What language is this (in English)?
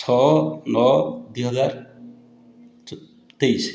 Odia